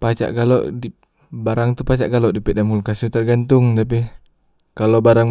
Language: Musi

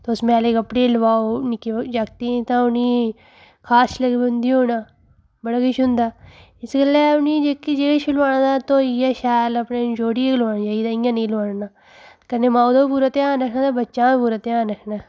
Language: Dogri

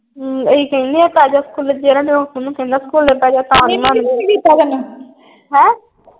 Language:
Punjabi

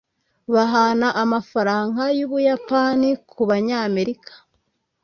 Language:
Kinyarwanda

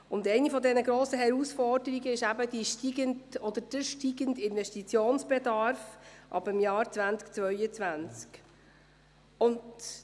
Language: Swiss German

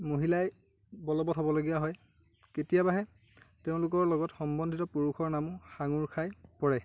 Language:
Assamese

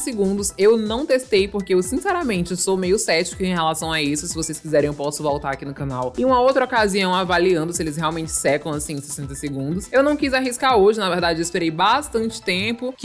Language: Portuguese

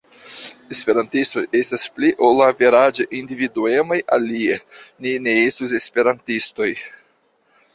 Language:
Esperanto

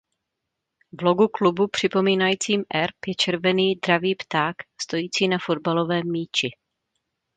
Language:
Czech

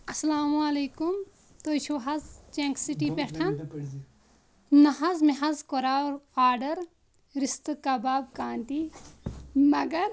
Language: Kashmiri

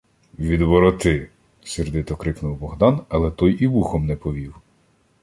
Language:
Ukrainian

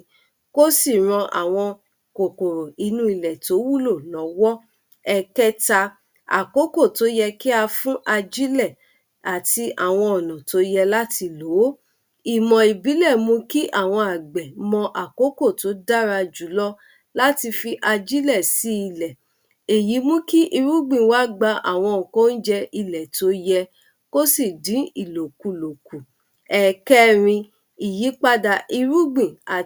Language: Yoruba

